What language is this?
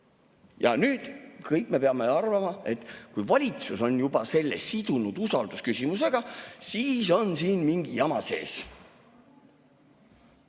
Estonian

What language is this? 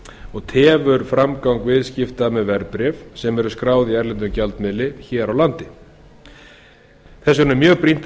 Icelandic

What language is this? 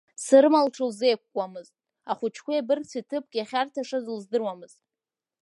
Abkhazian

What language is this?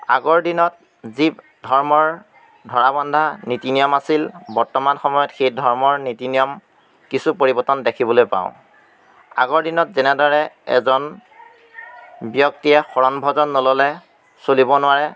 Assamese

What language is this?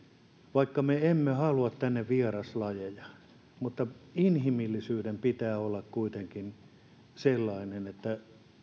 Finnish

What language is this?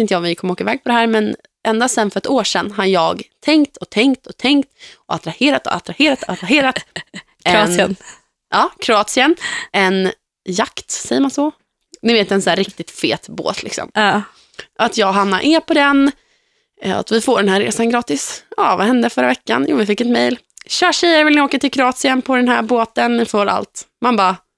Swedish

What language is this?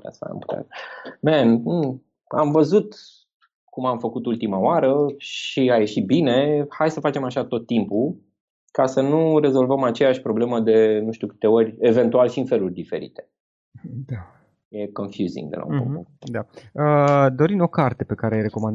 Romanian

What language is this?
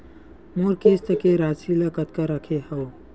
Chhattisgarhi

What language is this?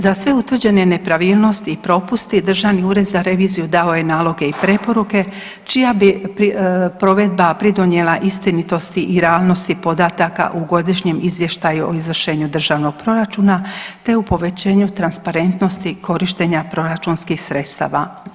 Croatian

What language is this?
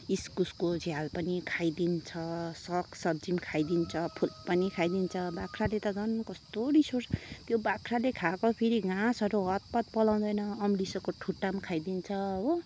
Nepali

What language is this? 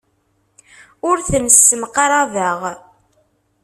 Kabyle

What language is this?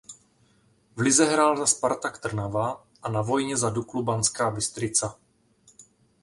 Czech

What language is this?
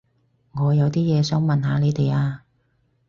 Cantonese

